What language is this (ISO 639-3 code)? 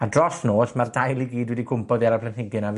cym